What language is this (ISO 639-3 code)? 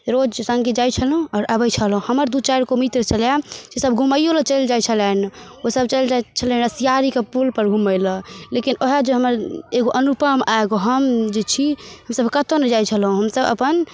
mai